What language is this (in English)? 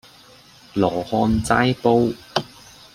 Cantonese